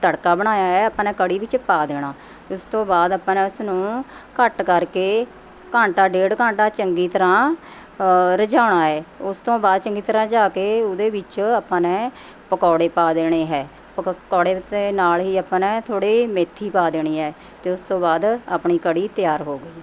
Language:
Punjabi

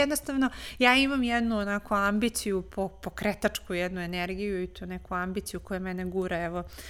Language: Croatian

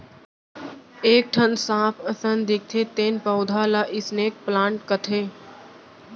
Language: Chhattisgarhi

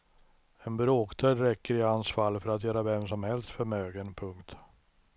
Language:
Swedish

